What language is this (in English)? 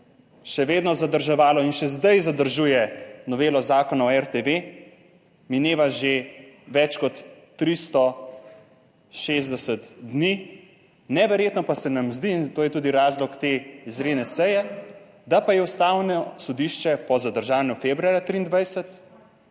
Slovenian